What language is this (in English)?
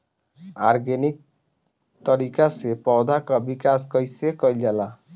Bhojpuri